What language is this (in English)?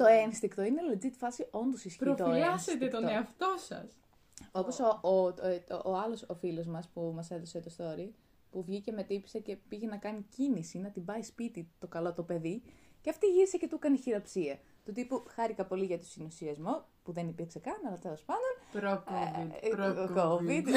Greek